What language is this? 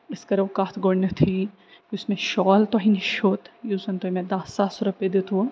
Kashmiri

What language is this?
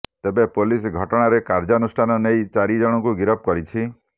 Odia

